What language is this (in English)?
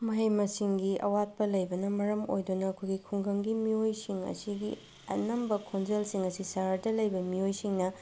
Manipuri